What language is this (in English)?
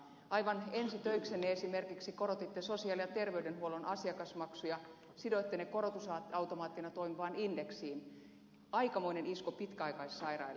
Finnish